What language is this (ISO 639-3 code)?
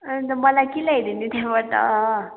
nep